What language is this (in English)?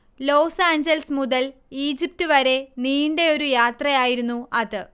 Malayalam